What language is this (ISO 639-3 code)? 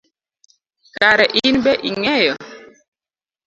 luo